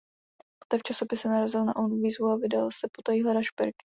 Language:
Czech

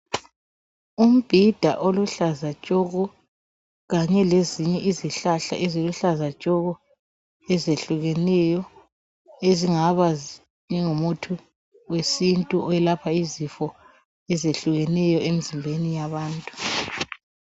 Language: North Ndebele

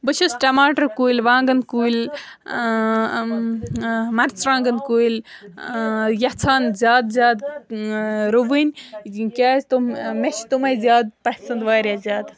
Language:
Kashmiri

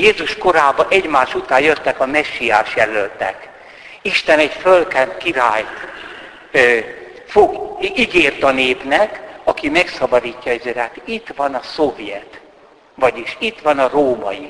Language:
Hungarian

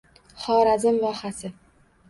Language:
Uzbek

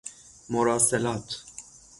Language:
Persian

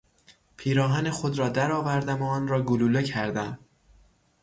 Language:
Persian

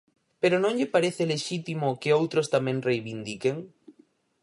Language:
Galician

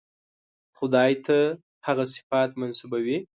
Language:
Pashto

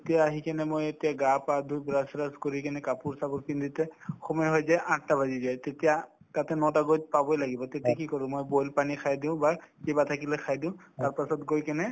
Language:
Assamese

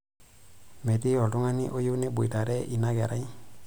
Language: Masai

